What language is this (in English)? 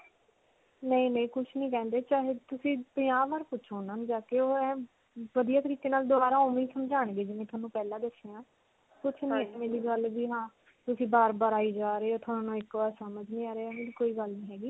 Punjabi